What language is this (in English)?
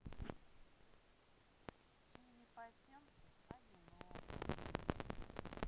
Russian